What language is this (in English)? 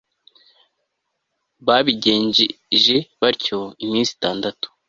Kinyarwanda